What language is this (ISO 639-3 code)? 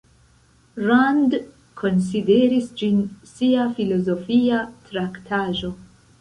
epo